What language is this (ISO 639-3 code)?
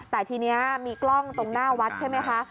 tha